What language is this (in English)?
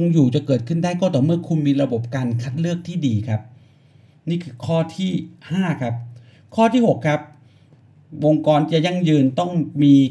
Thai